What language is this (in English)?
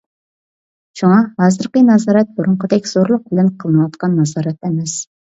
Uyghur